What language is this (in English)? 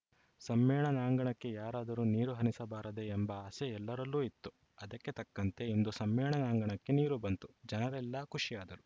Kannada